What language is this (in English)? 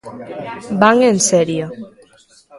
Galician